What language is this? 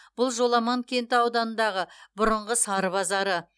Kazakh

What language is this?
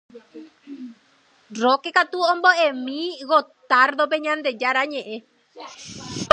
Guarani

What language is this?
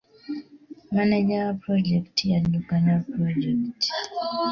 Ganda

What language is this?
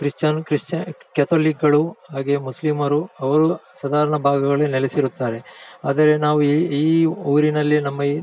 Kannada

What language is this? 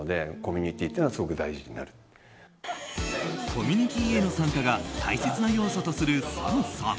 Japanese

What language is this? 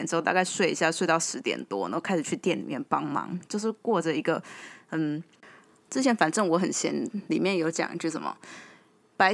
Chinese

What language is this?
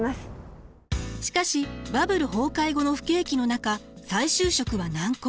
Japanese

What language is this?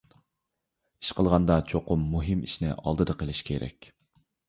Uyghur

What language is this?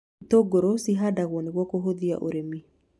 Kikuyu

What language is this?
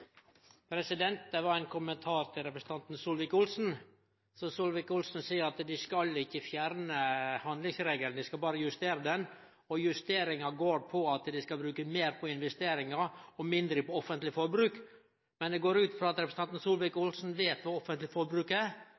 Norwegian Nynorsk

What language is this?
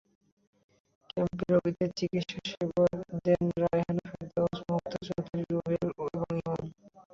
Bangla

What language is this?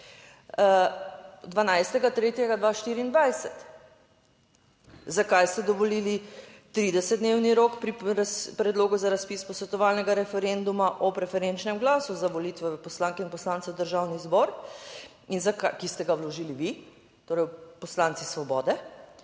Slovenian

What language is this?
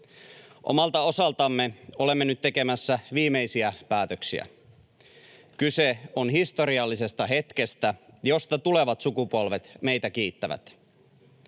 Finnish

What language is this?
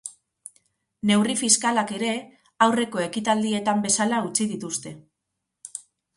Basque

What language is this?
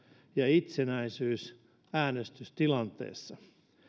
Finnish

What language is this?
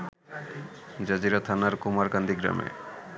Bangla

